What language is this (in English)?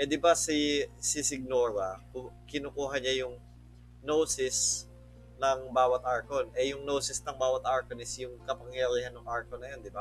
Filipino